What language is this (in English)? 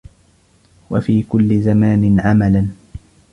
Arabic